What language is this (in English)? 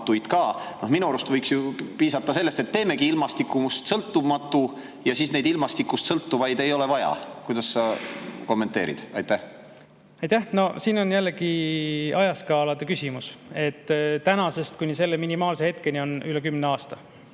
Estonian